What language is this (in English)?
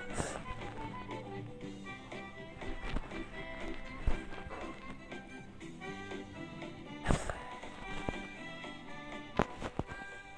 Greek